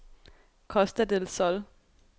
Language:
Danish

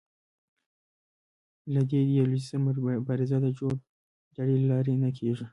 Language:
Pashto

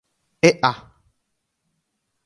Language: Guarani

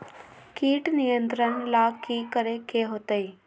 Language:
Magahi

